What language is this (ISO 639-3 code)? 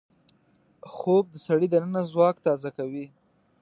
pus